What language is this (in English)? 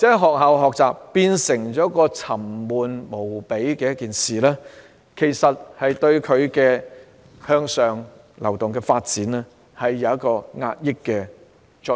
Cantonese